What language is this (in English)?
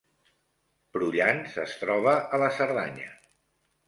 Catalan